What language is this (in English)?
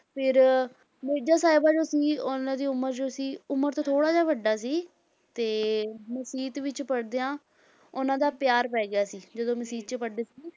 Punjabi